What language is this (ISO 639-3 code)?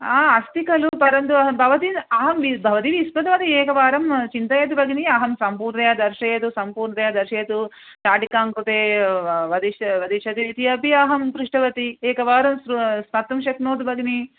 san